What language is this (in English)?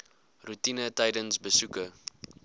Afrikaans